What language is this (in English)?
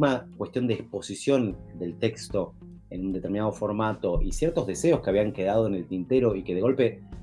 Spanish